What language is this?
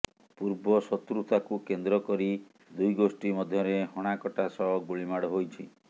Odia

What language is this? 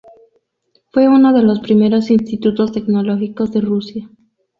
Spanish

